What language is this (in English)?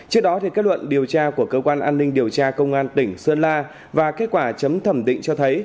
Vietnamese